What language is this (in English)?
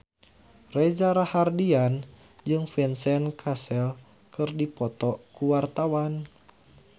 Sundanese